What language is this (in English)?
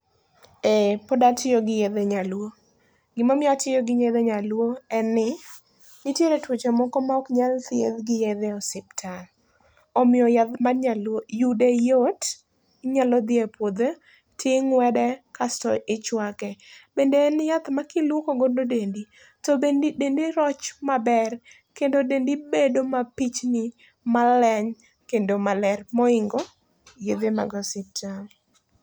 Luo (Kenya and Tanzania)